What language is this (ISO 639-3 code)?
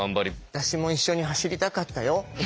jpn